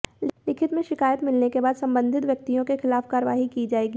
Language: Hindi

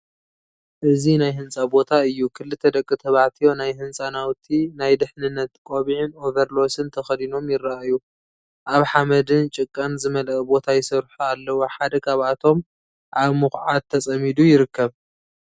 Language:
Tigrinya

